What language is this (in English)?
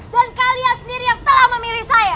Indonesian